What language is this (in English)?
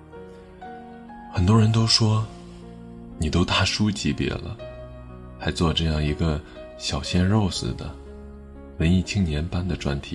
Chinese